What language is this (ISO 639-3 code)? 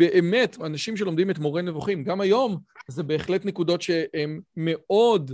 heb